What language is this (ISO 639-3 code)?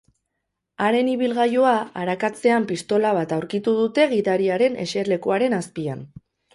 eus